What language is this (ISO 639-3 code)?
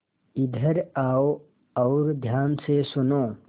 hin